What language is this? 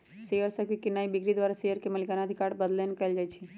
Magahi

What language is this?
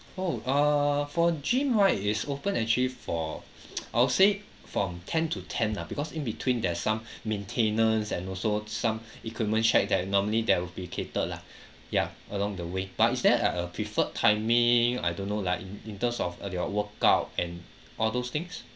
English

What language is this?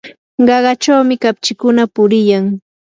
Yanahuanca Pasco Quechua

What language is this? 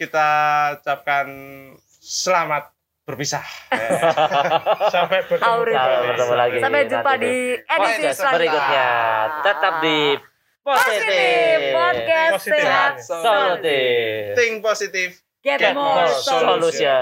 Indonesian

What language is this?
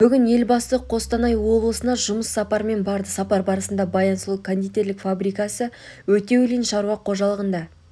Kazakh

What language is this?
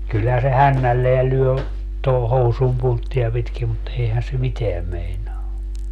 Finnish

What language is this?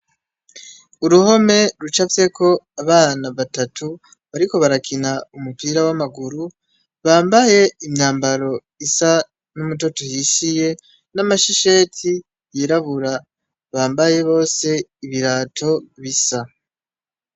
Rundi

